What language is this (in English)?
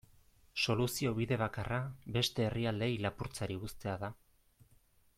Basque